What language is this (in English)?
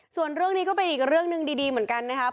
Thai